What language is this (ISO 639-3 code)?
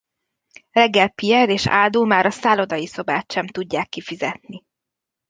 hun